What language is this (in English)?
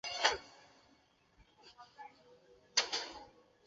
Chinese